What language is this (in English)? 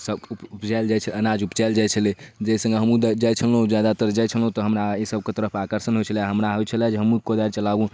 Maithili